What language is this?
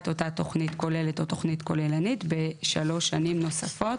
Hebrew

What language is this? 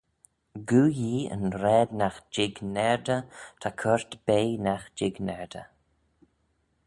Manx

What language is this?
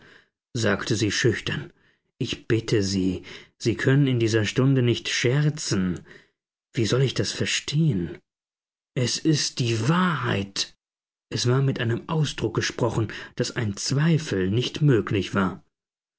German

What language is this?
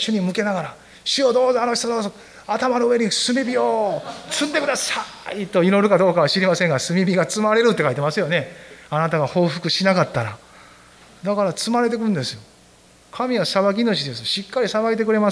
Japanese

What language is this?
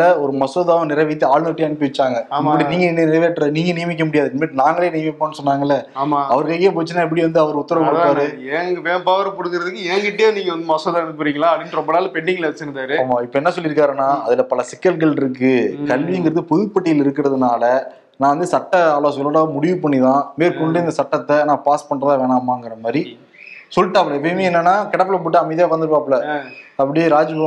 Tamil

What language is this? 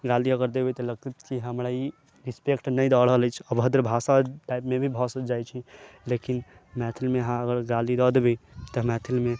Maithili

